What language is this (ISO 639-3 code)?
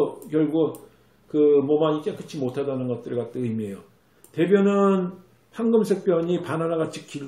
kor